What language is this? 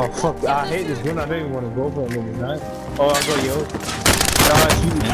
English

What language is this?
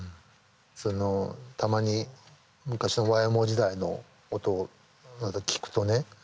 Japanese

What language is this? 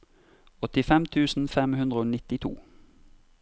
Norwegian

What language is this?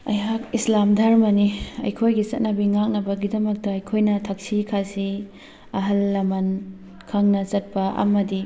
Manipuri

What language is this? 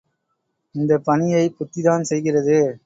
Tamil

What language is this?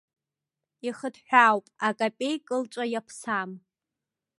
Abkhazian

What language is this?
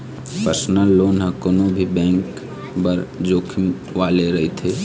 Chhattisgarhi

